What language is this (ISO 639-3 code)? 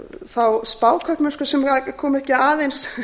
isl